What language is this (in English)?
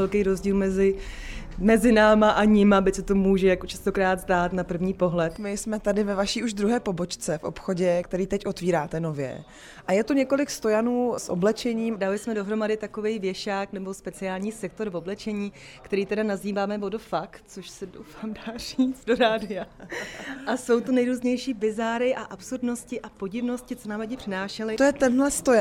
Czech